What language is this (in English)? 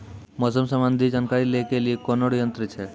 Maithili